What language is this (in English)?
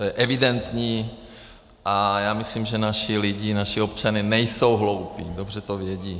Czech